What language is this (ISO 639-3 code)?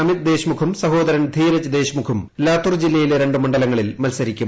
mal